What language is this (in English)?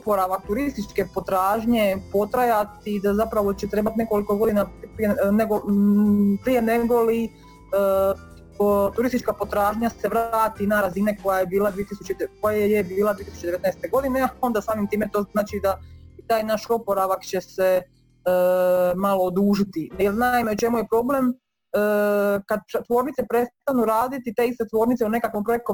Croatian